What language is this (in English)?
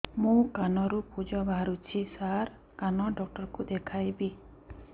Odia